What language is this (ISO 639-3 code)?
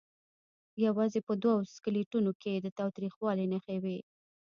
pus